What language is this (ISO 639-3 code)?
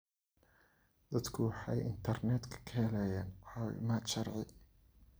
som